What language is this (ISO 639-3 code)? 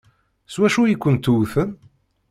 kab